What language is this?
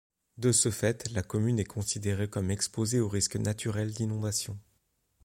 French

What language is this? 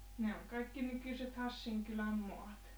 Finnish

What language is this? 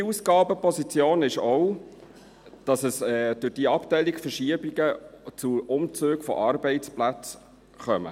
Swiss German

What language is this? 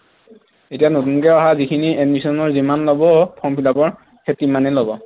Assamese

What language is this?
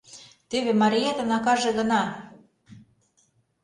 Mari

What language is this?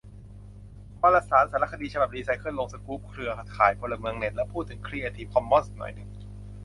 Thai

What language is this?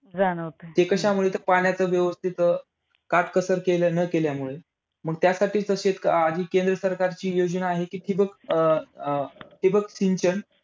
Marathi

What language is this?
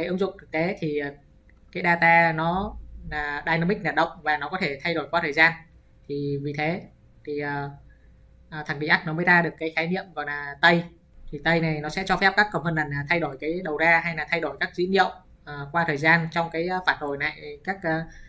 Vietnamese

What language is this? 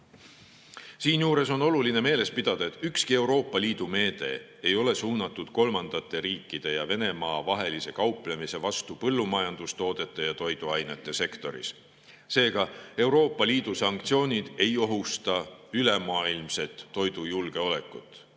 Estonian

